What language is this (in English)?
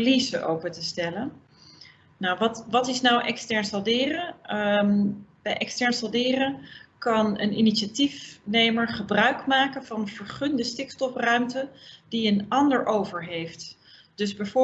Dutch